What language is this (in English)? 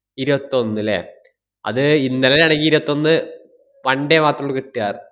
Malayalam